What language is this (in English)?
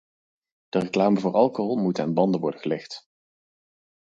Dutch